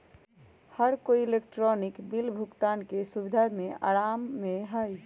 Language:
Magahi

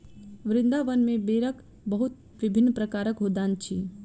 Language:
Maithili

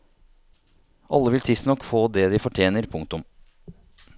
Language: Norwegian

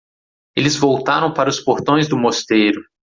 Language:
Portuguese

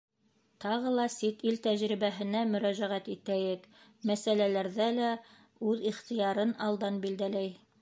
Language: Bashkir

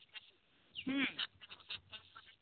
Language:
Santali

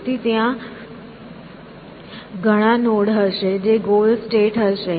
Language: Gujarati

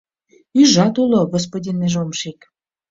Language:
Mari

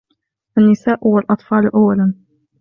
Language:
Arabic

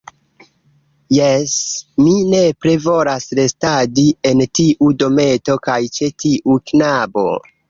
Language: Esperanto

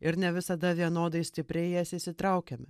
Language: Lithuanian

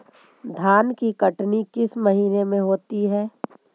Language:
Magahi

